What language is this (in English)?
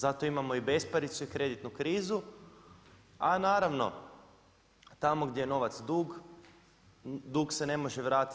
Croatian